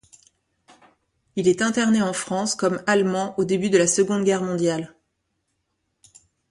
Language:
French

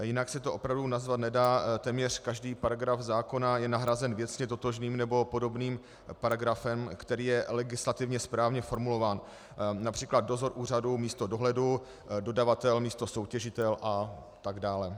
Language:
Czech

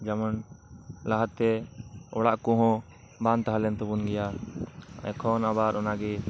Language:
Santali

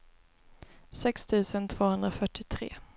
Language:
Swedish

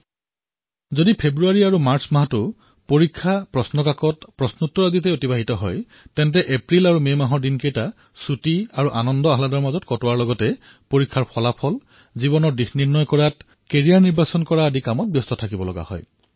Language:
Assamese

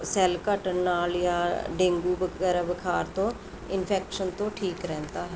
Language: Punjabi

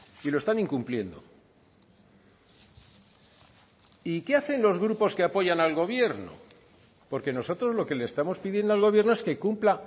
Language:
Spanish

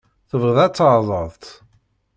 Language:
Kabyle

